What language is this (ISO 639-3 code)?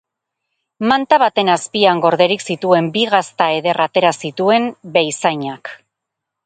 eus